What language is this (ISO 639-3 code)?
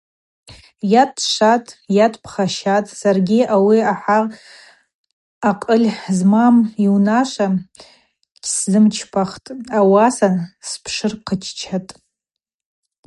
abq